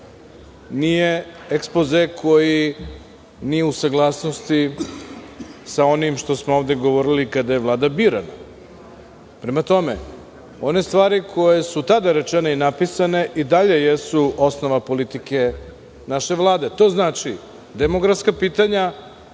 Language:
Serbian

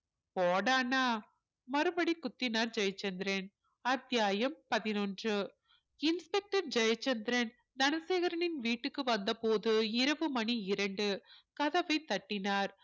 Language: Tamil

